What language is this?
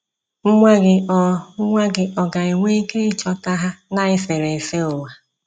Igbo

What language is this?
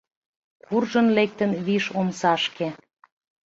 Mari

